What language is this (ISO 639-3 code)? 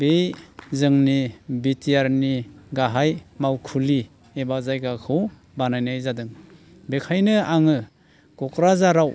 brx